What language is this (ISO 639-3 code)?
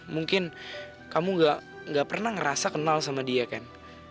ind